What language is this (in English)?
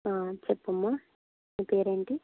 Telugu